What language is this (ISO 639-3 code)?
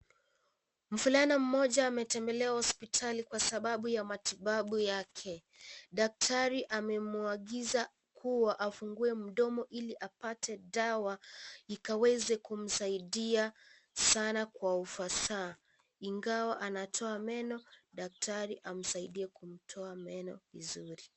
swa